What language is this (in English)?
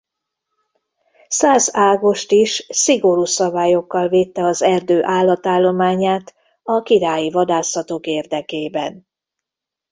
Hungarian